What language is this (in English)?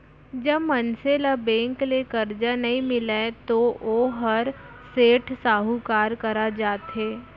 Chhattisgarhi